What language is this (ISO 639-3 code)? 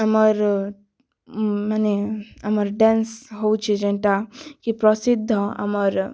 ori